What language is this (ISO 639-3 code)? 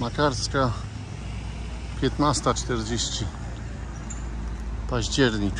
pol